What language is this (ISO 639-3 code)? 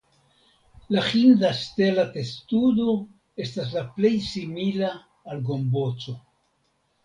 epo